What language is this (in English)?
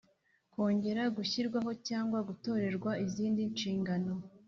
Kinyarwanda